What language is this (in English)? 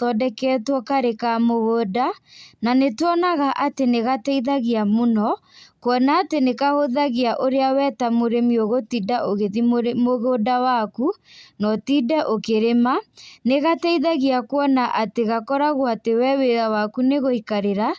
Kikuyu